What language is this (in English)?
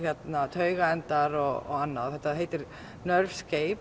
Icelandic